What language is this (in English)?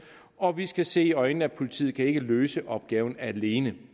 Danish